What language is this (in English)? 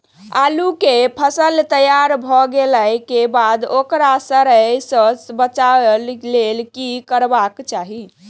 Maithili